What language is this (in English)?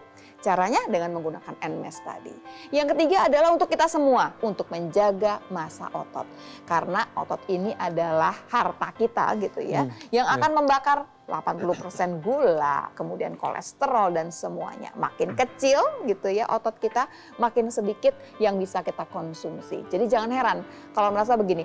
Indonesian